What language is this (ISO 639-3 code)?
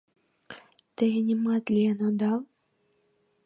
chm